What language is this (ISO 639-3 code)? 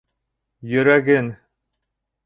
bak